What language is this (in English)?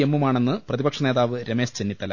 Malayalam